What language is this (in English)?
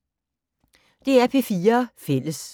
Danish